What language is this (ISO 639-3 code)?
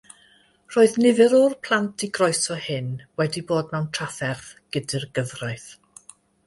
cym